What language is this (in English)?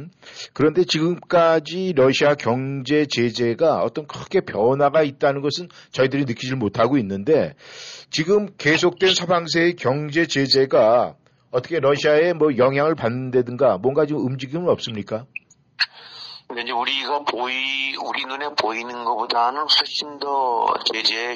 Korean